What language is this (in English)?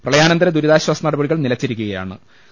Malayalam